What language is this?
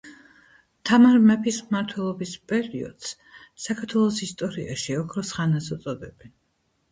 Georgian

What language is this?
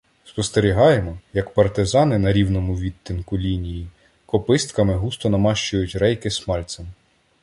Ukrainian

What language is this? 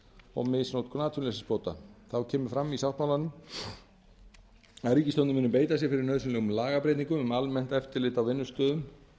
Icelandic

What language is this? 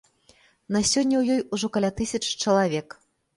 Belarusian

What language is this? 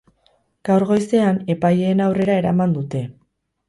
Basque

